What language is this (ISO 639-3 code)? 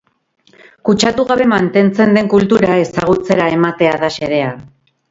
eus